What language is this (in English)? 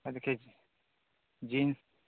Hindi